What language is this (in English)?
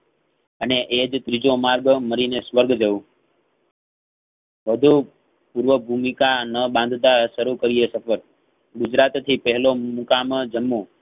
Gujarati